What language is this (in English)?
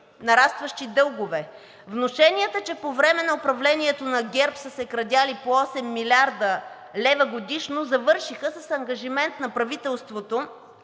Bulgarian